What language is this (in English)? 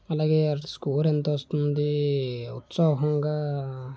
Telugu